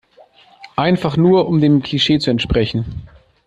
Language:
German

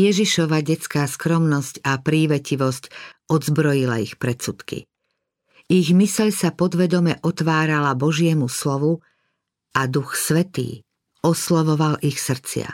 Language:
Slovak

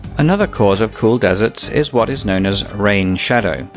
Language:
English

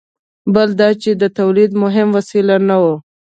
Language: Pashto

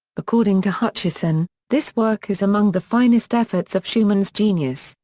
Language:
English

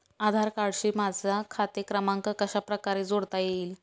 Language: Marathi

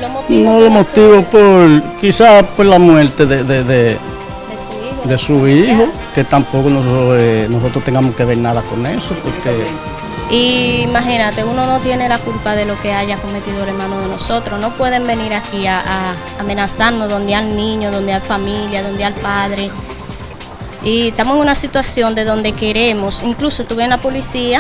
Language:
Spanish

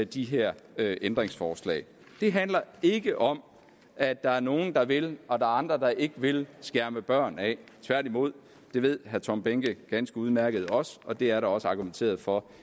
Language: Danish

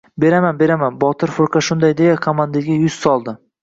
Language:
Uzbek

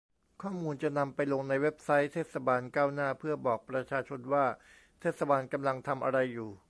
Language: Thai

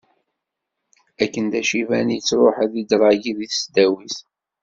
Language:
Kabyle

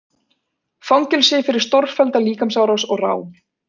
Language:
Icelandic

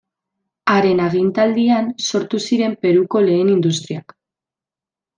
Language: Basque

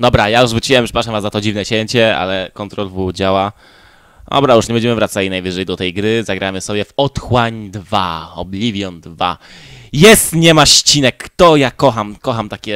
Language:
Polish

